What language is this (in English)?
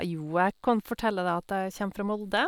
Norwegian